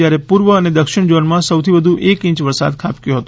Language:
Gujarati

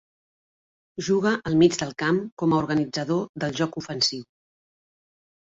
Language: Catalan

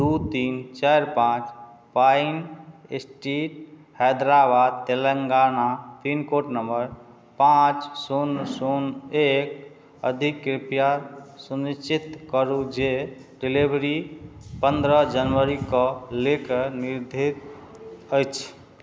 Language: Maithili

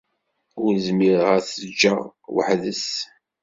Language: Kabyle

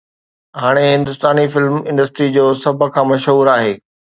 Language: Sindhi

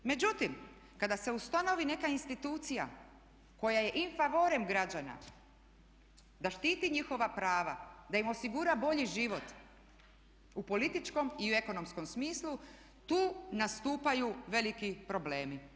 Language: Croatian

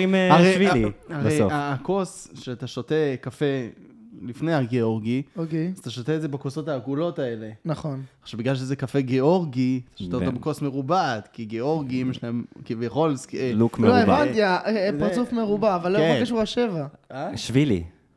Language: Hebrew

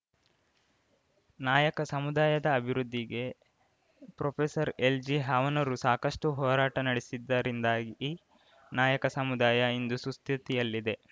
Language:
Kannada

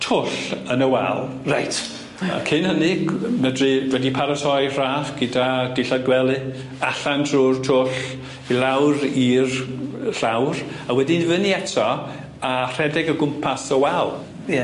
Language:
Welsh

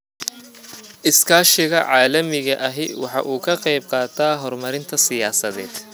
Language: Somali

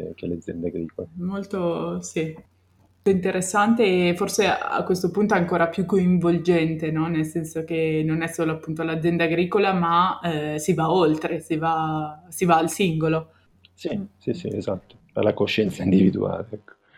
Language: Italian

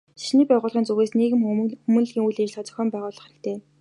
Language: Mongolian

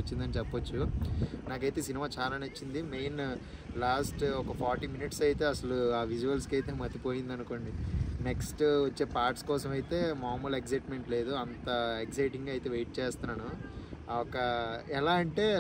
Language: Telugu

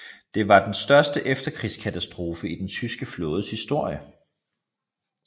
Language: Danish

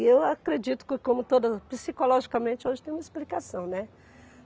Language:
Portuguese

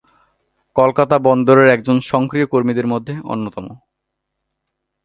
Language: Bangla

